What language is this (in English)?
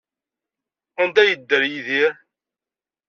Kabyle